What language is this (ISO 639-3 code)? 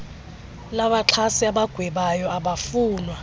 xho